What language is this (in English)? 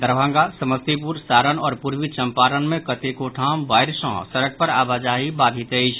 Maithili